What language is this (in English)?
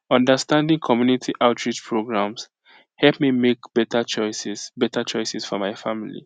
Nigerian Pidgin